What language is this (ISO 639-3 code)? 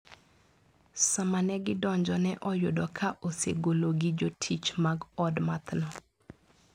luo